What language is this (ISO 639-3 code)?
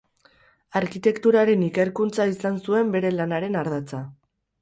eus